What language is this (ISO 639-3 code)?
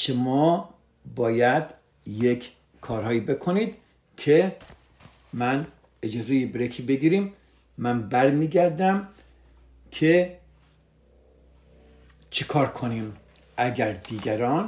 fas